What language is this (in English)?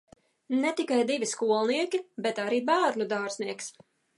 Latvian